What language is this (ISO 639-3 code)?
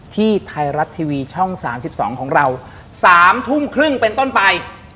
tha